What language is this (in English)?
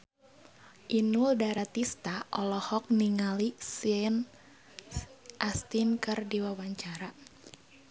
Sundanese